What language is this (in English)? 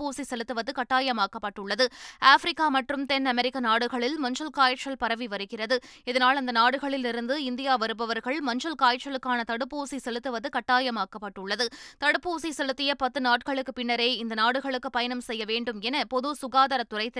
Tamil